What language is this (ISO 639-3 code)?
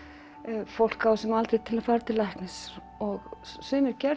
isl